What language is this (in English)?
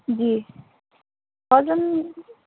Urdu